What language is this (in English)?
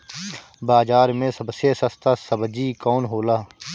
Bhojpuri